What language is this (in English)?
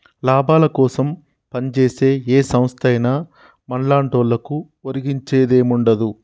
Telugu